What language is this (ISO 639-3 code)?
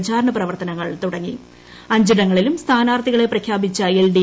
mal